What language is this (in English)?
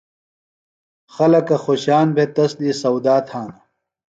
Phalura